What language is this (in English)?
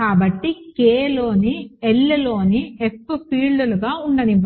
Telugu